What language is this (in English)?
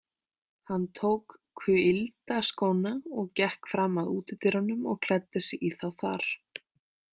Icelandic